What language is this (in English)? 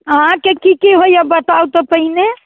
Maithili